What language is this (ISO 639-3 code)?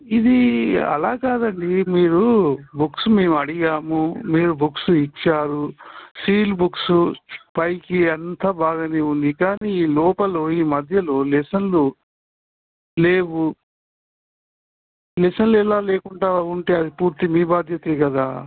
tel